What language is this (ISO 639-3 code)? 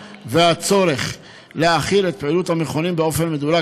heb